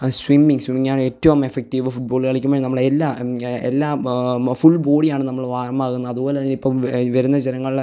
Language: Malayalam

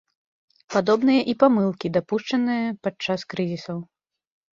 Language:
Belarusian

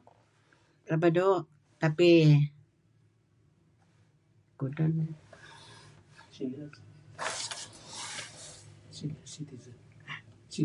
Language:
Kelabit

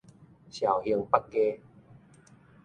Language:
Min Nan Chinese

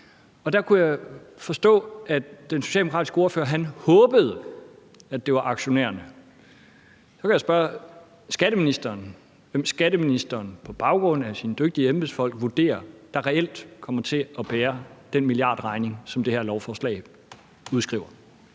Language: Danish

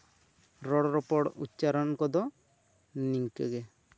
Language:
Santali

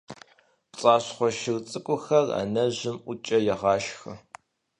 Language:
Kabardian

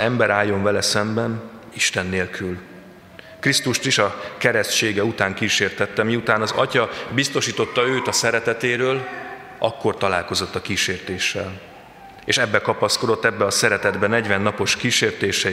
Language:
Hungarian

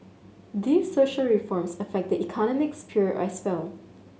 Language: English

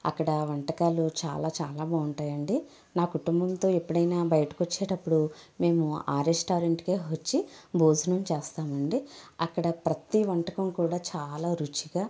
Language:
Telugu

